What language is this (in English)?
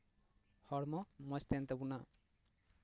Santali